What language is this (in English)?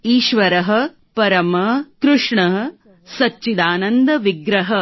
Gujarati